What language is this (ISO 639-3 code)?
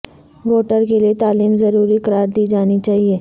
urd